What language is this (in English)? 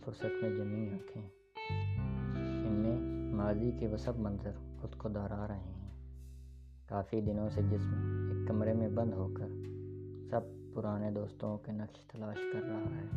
Urdu